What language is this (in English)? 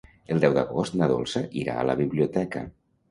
Catalan